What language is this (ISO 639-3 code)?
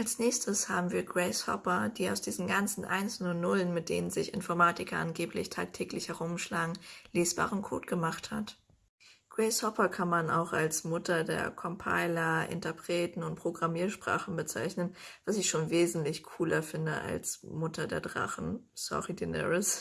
deu